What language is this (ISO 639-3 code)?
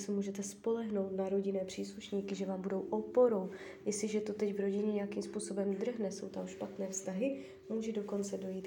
ces